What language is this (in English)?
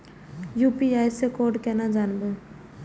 Maithili